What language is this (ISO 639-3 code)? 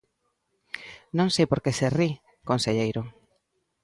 glg